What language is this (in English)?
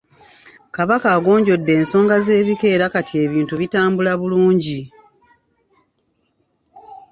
Ganda